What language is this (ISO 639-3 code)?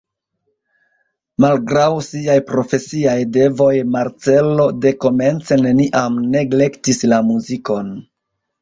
epo